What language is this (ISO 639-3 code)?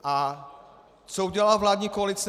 ces